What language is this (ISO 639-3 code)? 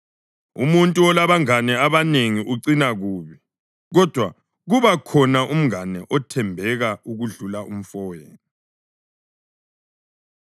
nde